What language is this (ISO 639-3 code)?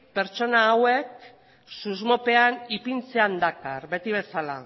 eus